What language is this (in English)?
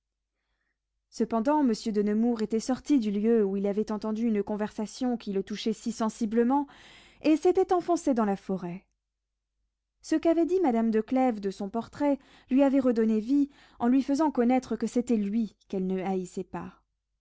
French